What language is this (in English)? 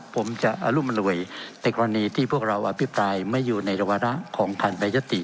Thai